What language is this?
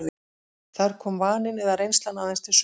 Icelandic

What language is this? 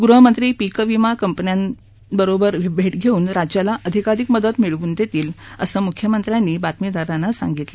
Marathi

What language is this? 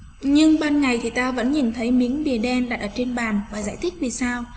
Vietnamese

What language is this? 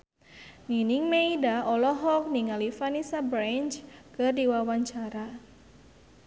Sundanese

